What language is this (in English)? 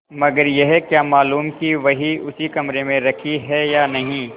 Hindi